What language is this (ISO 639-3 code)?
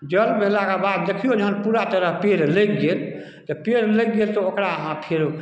mai